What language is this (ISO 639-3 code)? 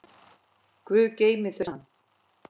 isl